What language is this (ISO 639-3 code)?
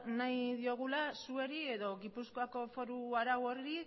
eus